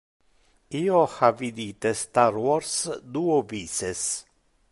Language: Interlingua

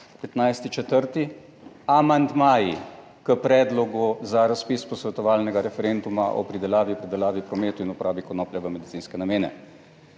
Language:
Slovenian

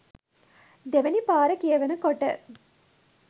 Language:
Sinhala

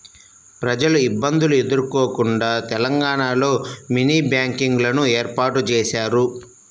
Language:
Telugu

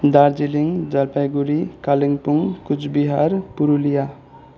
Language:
Nepali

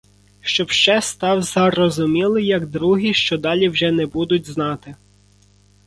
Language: Ukrainian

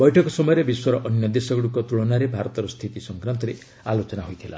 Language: Odia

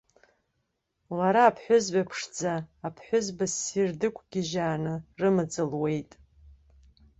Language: Abkhazian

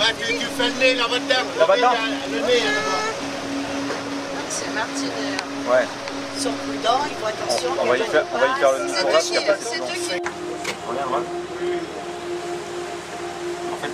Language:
French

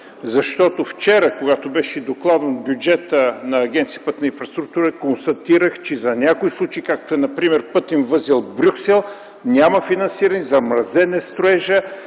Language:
Bulgarian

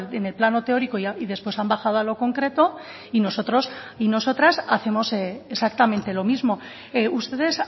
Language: Spanish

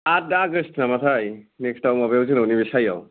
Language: Bodo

